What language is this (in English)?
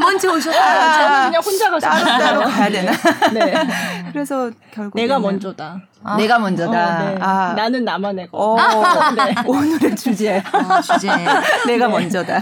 Korean